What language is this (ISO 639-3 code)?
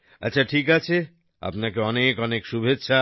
ben